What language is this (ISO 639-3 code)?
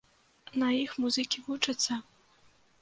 bel